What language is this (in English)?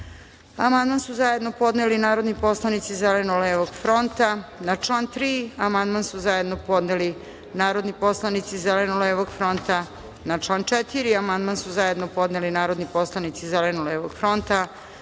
Serbian